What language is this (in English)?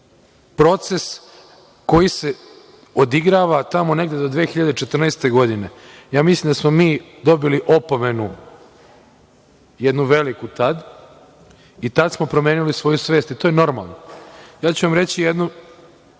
Serbian